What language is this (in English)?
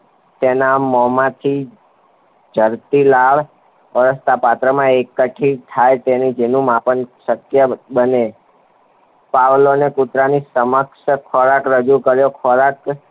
Gujarati